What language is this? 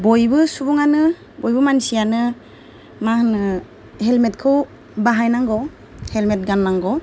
Bodo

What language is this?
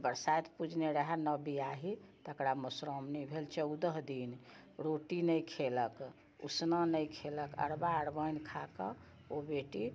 Maithili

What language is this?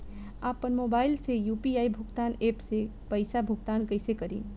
Bhojpuri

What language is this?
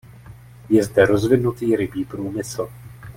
Czech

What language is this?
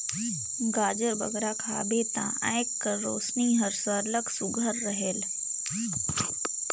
Chhattisgarhi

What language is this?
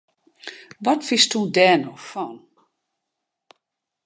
Western Frisian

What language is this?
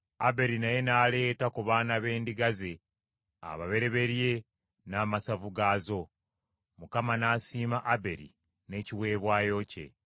Ganda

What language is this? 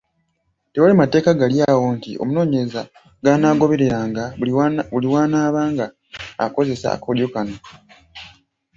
Ganda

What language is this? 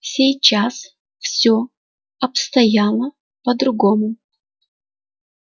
Russian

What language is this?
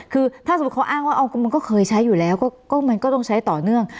Thai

